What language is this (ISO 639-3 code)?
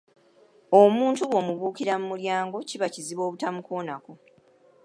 lug